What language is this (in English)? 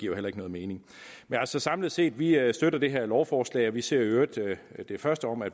Danish